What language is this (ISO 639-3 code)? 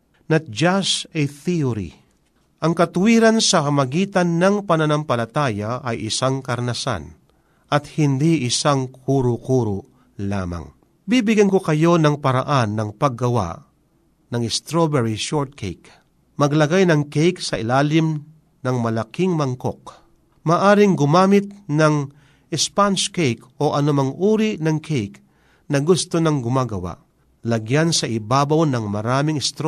fil